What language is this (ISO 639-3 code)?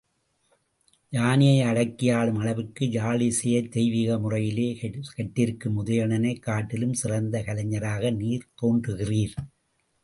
tam